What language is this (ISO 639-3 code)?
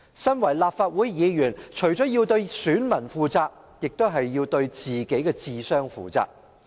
yue